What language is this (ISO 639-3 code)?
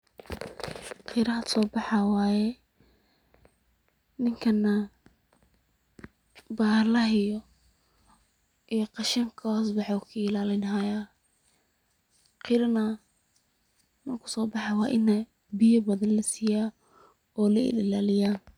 som